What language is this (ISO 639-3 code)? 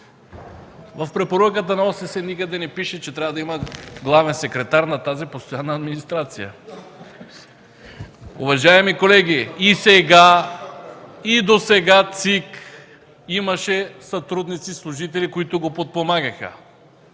bul